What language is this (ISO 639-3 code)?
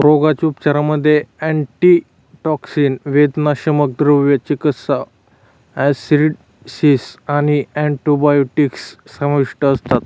mar